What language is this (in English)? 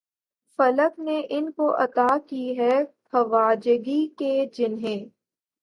Urdu